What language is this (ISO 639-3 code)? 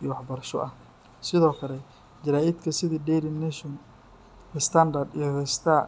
som